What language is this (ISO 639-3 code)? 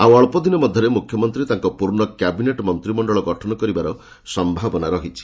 ori